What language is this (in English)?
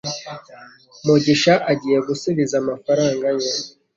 Kinyarwanda